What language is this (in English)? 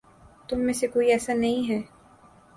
Urdu